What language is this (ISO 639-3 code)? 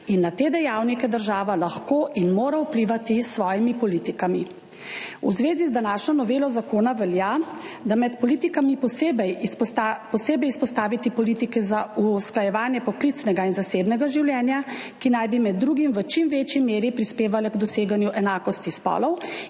slv